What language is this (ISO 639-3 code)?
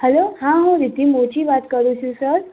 guj